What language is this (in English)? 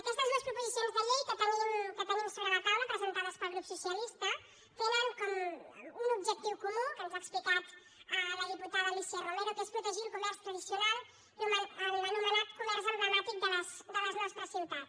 Catalan